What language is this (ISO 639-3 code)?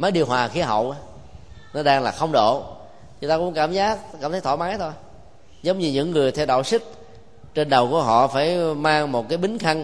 vie